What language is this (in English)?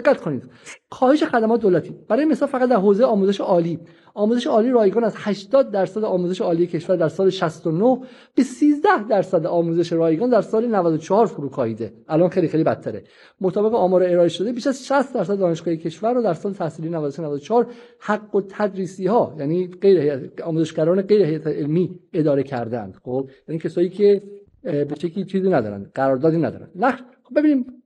Persian